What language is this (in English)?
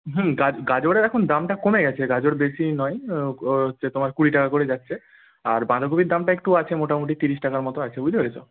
Bangla